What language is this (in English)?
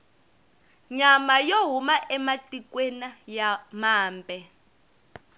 Tsonga